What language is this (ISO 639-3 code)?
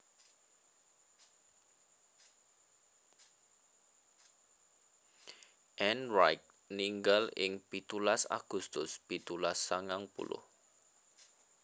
jav